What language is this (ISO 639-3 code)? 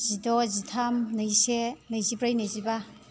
brx